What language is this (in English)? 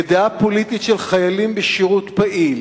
Hebrew